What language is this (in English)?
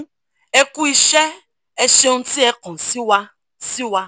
Yoruba